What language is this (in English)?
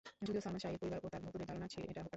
Bangla